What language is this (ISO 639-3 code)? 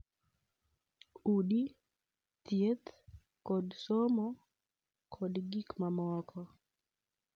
luo